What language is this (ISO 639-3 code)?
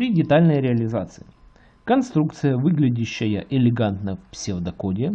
rus